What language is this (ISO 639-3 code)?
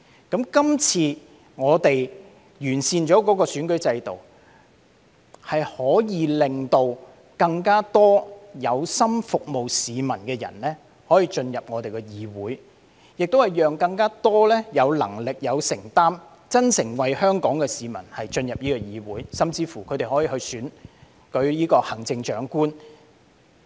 yue